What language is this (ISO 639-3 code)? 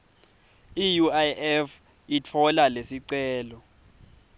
ssw